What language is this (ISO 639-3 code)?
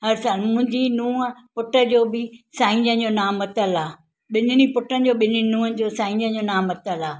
snd